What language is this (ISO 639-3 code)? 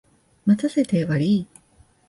jpn